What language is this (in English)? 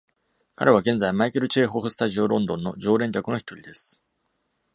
Japanese